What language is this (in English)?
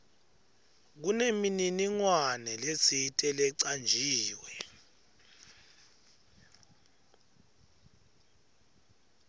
Swati